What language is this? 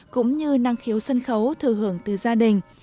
Vietnamese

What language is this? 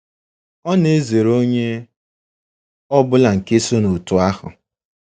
Igbo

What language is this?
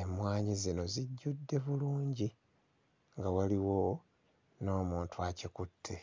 Ganda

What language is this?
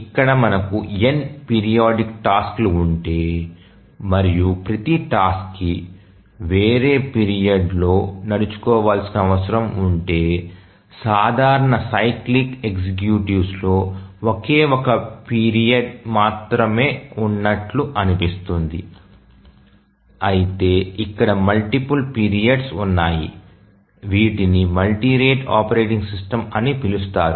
Telugu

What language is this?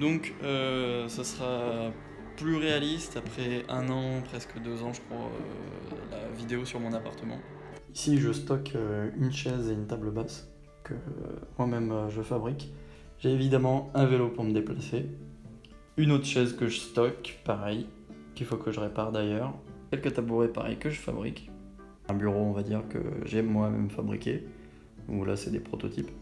French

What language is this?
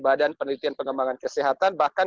Indonesian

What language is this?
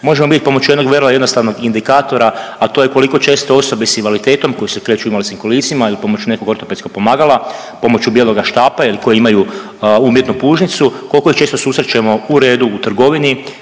Croatian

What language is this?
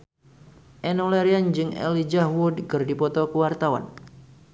Sundanese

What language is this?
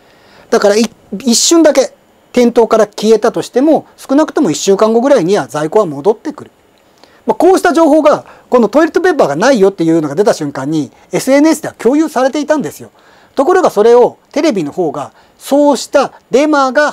Japanese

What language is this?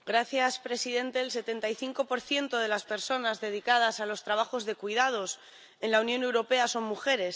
Spanish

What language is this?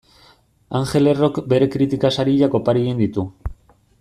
Basque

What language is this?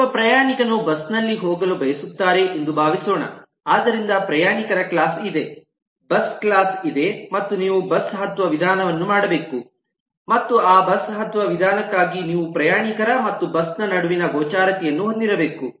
Kannada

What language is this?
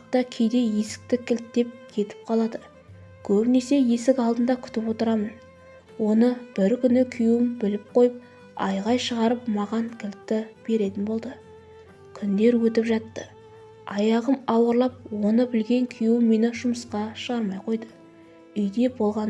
Turkish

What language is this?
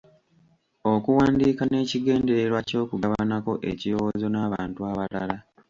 Ganda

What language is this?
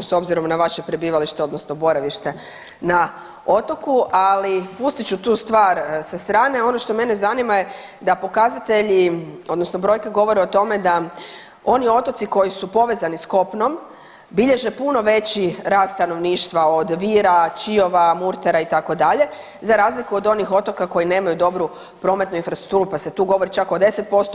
Croatian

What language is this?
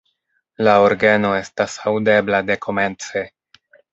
Esperanto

